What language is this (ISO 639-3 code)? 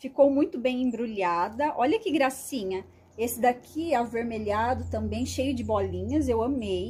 por